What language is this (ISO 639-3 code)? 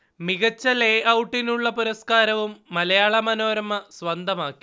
mal